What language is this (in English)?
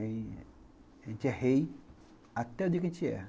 Portuguese